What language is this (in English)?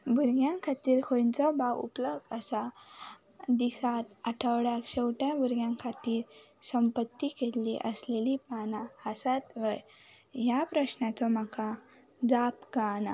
Konkani